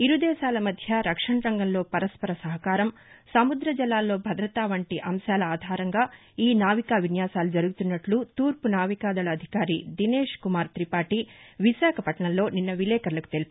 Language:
Telugu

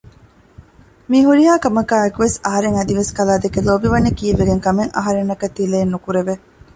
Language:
Divehi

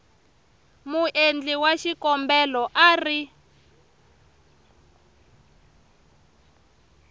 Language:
Tsonga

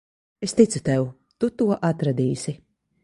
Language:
Latvian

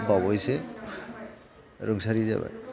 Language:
Bodo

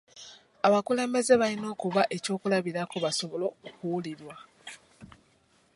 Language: Ganda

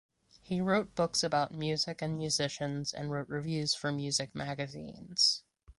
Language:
English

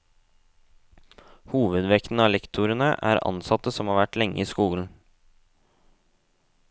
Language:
Norwegian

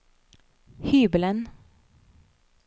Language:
Norwegian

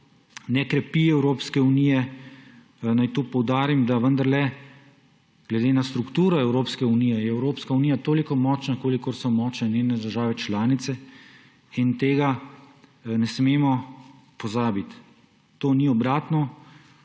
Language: Slovenian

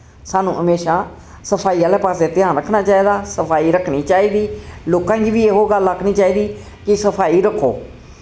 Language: Dogri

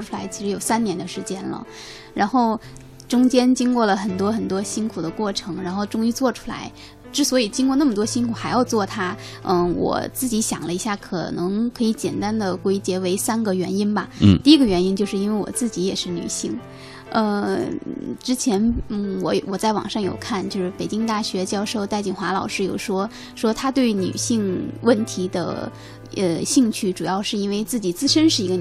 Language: Chinese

